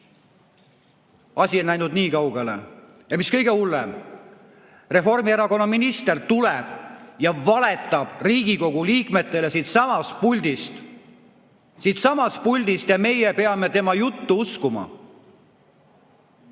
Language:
Estonian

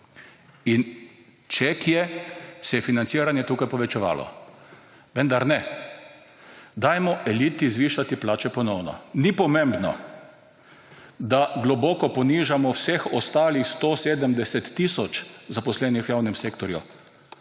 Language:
Slovenian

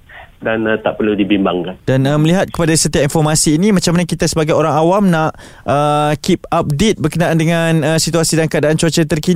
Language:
Malay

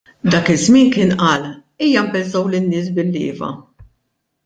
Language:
Maltese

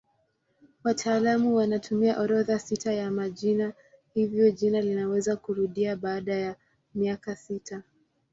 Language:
Swahili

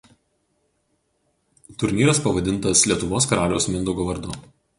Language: Lithuanian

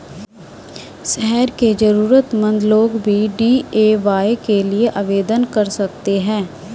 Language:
Hindi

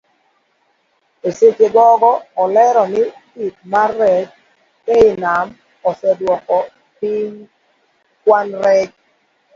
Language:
Luo (Kenya and Tanzania)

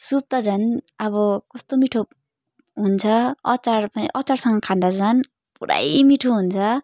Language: Nepali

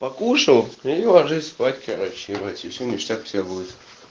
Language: Russian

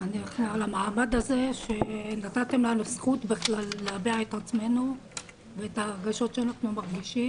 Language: Hebrew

